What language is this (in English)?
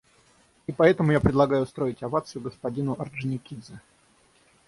Russian